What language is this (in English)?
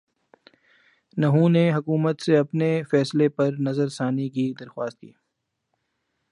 Urdu